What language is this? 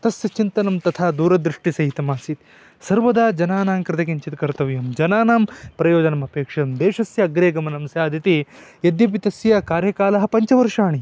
Sanskrit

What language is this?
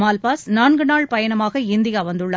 Tamil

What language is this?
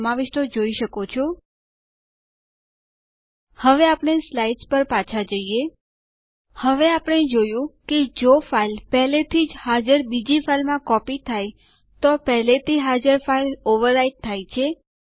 Gujarati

